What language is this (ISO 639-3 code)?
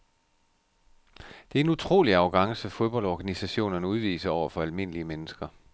dan